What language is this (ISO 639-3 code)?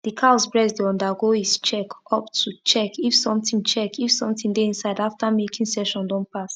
pcm